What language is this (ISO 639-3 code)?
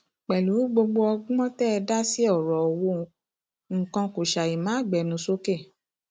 yor